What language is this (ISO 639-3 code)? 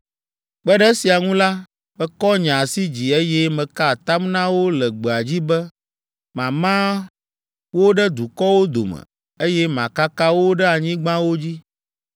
ewe